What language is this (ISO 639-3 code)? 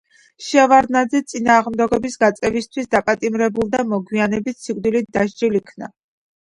kat